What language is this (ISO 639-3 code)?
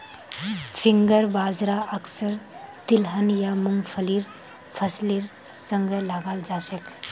mag